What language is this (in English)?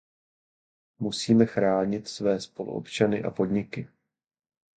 Czech